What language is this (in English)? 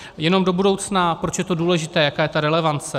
Czech